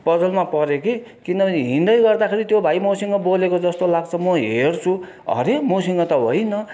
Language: Nepali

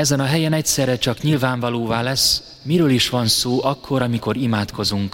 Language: Hungarian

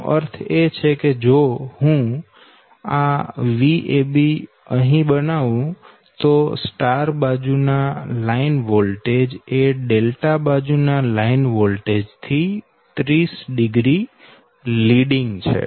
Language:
Gujarati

